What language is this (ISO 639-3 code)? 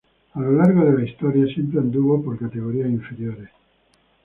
spa